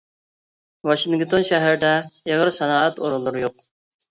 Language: Uyghur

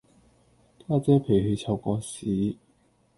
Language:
Cantonese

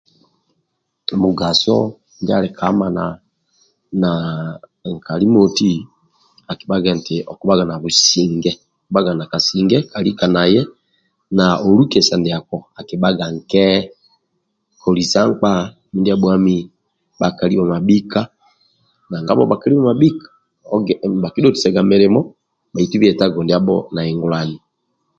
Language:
Amba (Uganda)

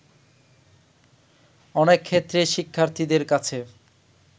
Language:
Bangla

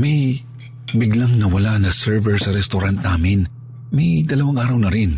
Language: Filipino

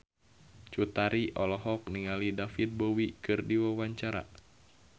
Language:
Sundanese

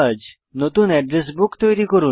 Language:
Bangla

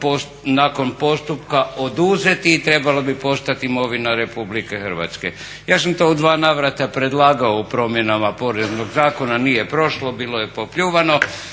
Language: Croatian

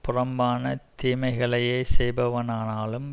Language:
Tamil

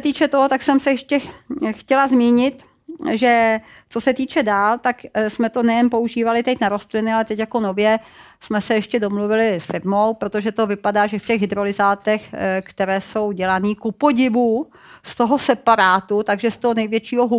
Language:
Czech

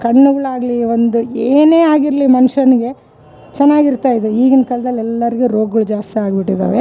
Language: Kannada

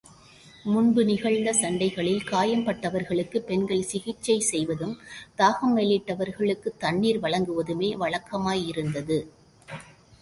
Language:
Tamil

